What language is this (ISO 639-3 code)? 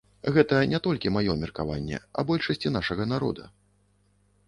bel